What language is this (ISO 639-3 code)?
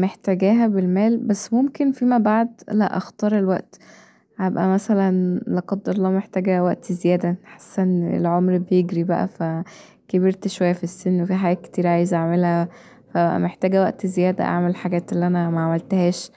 arz